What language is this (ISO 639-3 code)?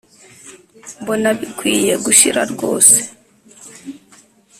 kin